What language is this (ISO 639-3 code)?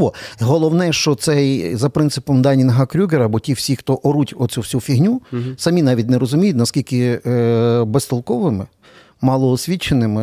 ukr